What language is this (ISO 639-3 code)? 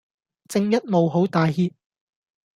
yue